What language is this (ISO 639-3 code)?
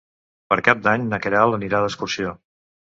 cat